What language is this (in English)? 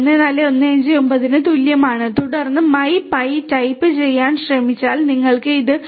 Malayalam